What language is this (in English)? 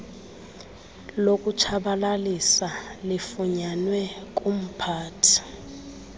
Xhosa